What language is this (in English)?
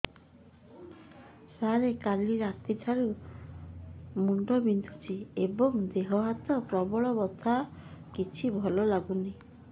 Odia